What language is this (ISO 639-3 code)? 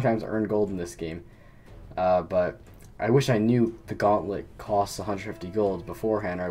eng